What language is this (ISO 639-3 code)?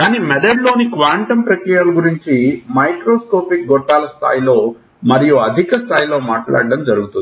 tel